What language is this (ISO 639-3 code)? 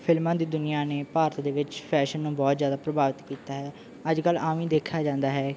pan